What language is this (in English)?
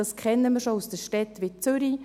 Swiss German